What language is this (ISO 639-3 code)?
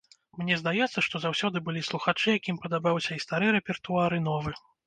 bel